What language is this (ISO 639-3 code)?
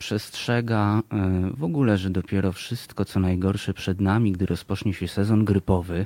pol